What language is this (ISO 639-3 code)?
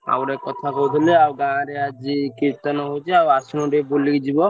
ori